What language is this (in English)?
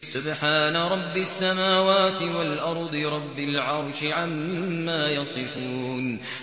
Arabic